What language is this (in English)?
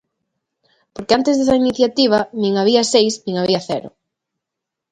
Galician